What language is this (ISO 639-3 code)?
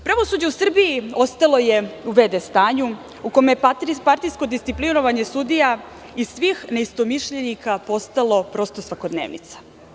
srp